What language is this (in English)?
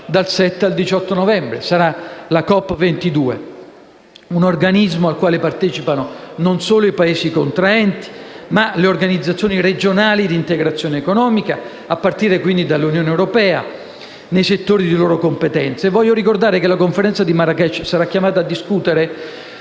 Italian